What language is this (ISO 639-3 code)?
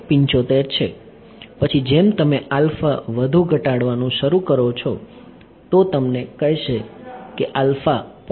guj